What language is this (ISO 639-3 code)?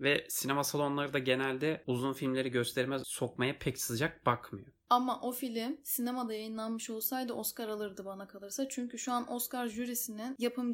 tur